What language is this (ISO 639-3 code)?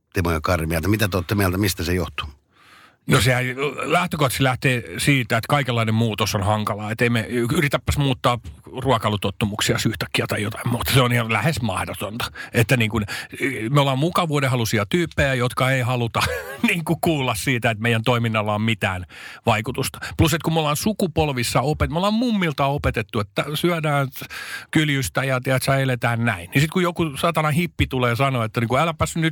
fin